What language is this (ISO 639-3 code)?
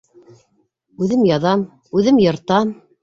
bak